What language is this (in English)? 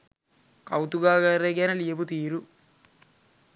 Sinhala